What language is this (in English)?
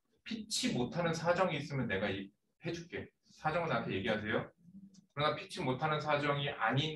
Korean